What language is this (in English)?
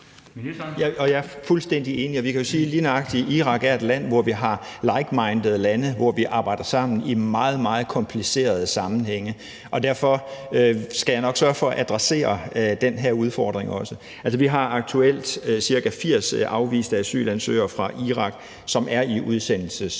Danish